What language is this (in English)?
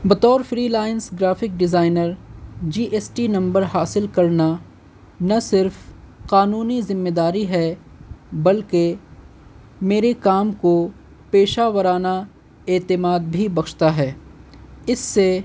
Urdu